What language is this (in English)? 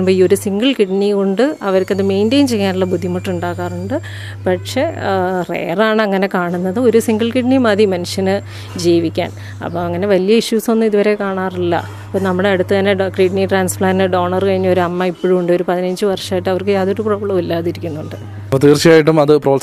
Malayalam